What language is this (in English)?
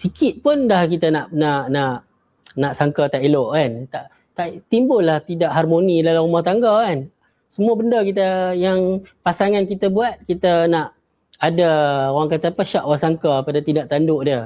Malay